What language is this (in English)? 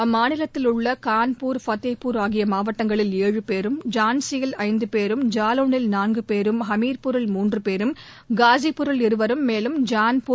Tamil